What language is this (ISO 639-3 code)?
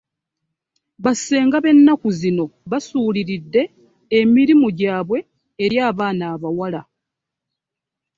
lug